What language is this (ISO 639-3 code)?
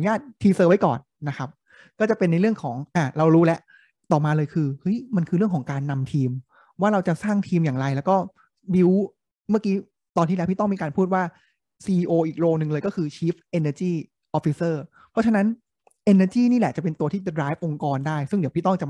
tha